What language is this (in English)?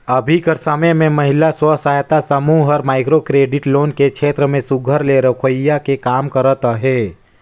Chhattisgarhi